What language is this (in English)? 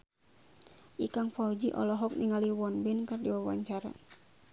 Sundanese